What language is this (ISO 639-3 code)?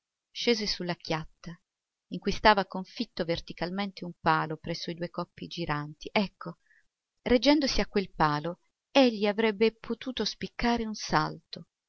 ita